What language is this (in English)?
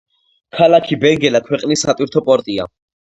Georgian